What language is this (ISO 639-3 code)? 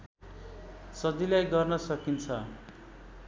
nep